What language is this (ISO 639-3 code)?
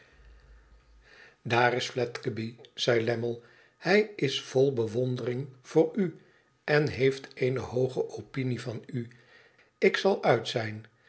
nld